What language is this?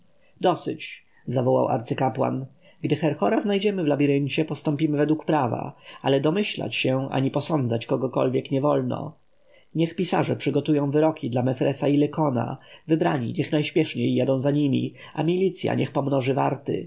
Polish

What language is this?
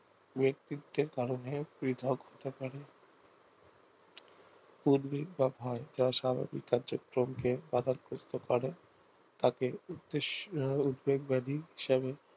Bangla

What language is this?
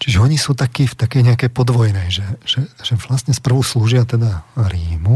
Slovak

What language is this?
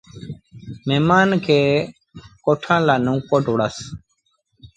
Sindhi Bhil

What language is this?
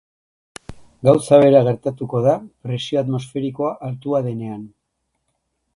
Basque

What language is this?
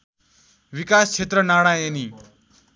Nepali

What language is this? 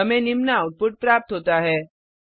Hindi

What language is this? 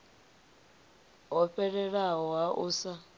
Venda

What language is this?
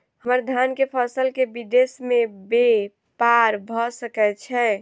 Maithili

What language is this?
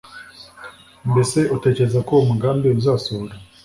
Kinyarwanda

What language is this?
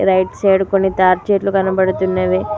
Telugu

